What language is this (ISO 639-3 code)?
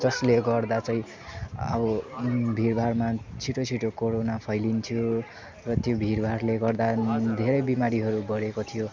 nep